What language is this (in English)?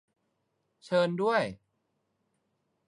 Thai